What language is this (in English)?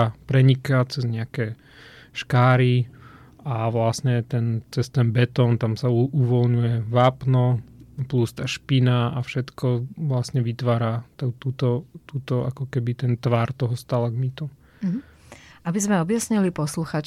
Slovak